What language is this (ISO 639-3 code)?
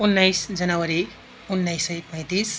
nep